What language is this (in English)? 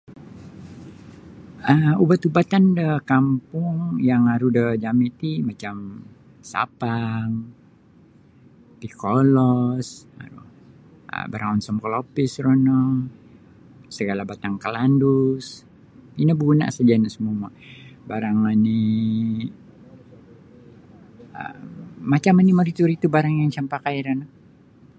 Sabah Bisaya